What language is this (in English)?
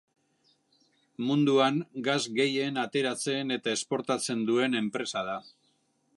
Basque